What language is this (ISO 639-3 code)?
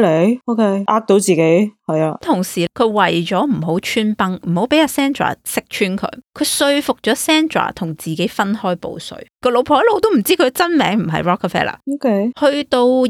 zho